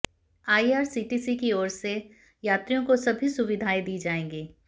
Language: Hindi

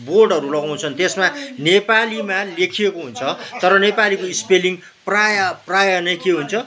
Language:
Nepali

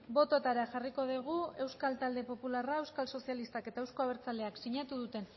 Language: Basque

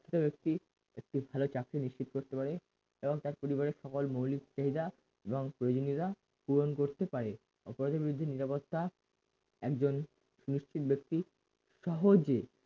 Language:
Bangla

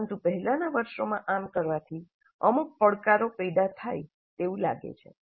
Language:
Gujarati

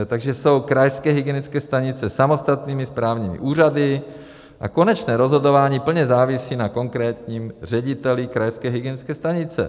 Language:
Czech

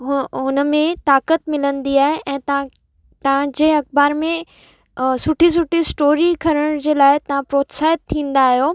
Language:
Sindhi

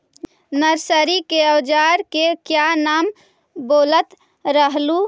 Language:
Magahi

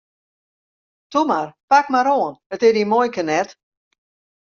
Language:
Western Frisian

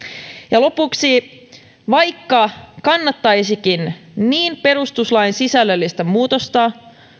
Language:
Finnish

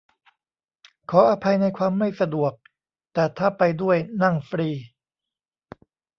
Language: Thai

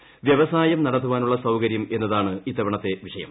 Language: Malayalam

